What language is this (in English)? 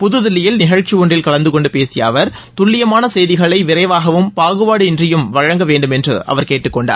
Tamil